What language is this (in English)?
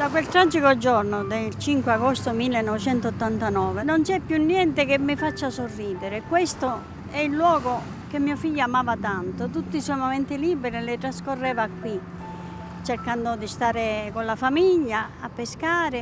Italian